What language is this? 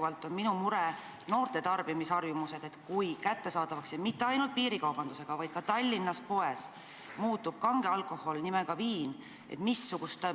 Estonian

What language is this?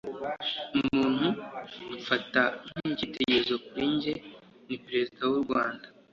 Kinyarwanda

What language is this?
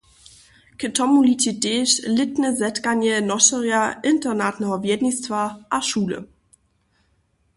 Upper Sorbian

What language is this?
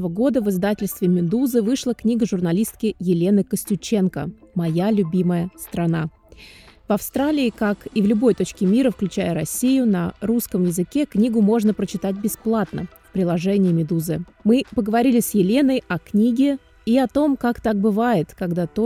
Russian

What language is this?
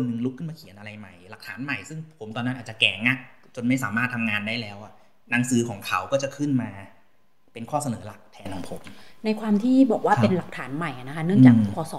Thai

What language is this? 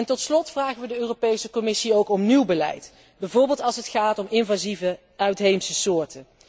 Dutch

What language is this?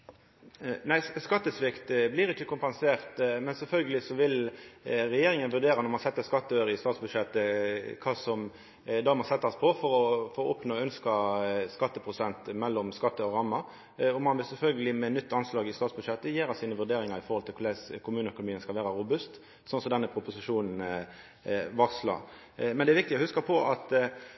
Norwegian Nynorsk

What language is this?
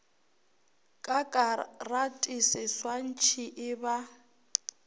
Northern Sotho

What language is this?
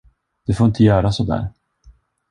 Swedish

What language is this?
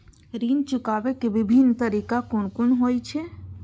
Maithili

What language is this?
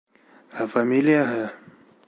Bashkir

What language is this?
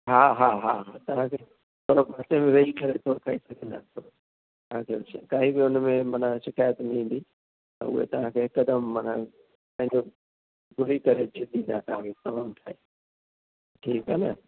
Sindhi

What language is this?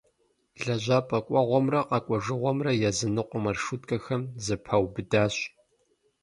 Kabardian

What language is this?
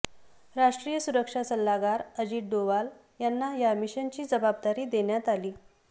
Marathi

